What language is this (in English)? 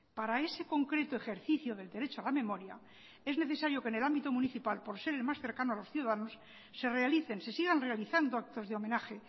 Spanish